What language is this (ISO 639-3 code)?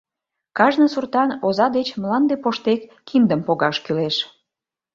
chm